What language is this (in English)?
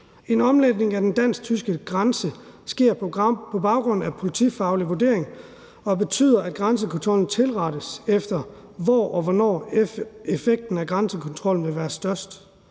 Danish